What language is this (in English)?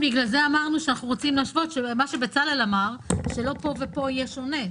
Hebrew